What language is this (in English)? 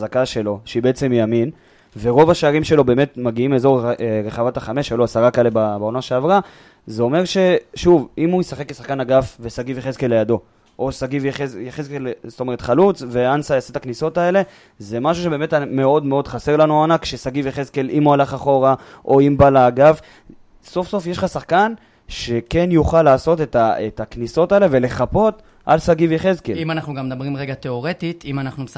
Hebrew